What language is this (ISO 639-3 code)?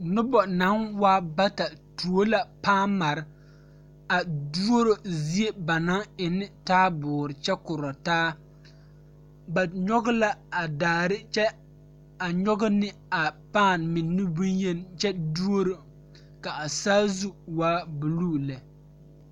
dga